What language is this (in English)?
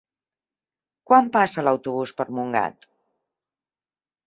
Catalan